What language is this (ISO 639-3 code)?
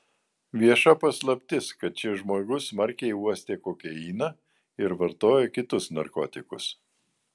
lit